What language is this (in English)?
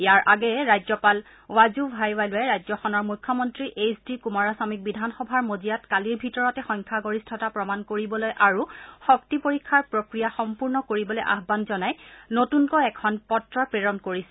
Assamese